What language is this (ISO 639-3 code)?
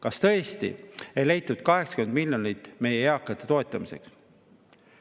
est